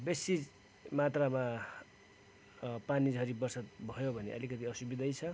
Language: Nepali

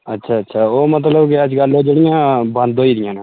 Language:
Dogri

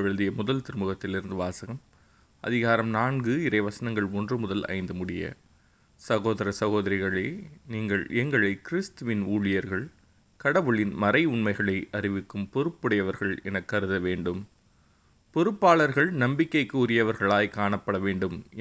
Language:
Tamil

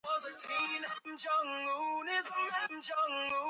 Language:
Georgian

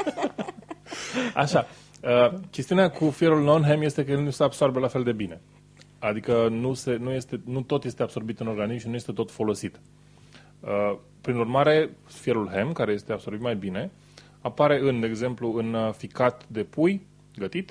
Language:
Romanian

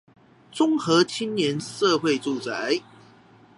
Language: Chinese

